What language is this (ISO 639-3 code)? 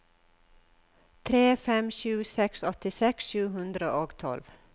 nor